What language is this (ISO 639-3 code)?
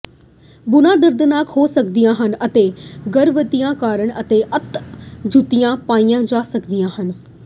pan